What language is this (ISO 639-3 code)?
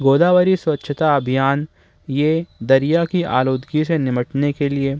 urd